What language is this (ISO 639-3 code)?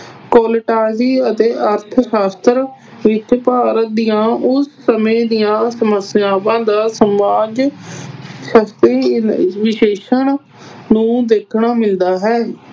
pan